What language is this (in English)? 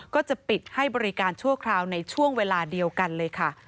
Thai